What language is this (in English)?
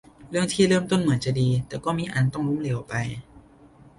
Thai